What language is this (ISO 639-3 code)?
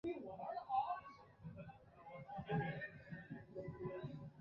zho